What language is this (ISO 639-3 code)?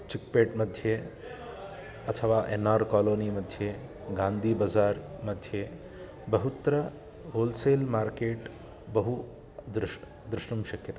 san